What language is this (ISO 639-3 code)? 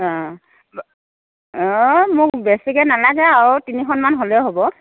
asm